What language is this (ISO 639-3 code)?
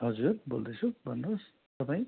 nep